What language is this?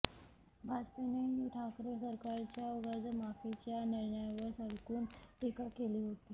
Marathi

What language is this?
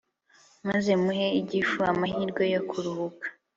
Kinyarwanda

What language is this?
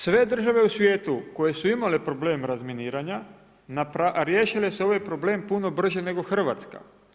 Croatian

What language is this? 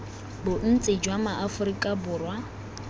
Tswana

